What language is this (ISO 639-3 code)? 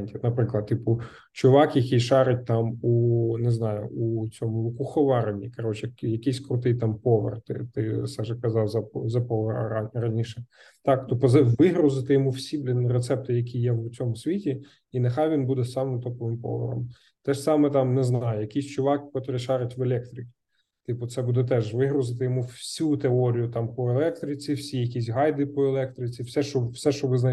ukr